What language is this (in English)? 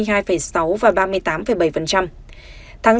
Vietnamese